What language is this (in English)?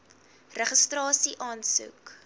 Afrikaans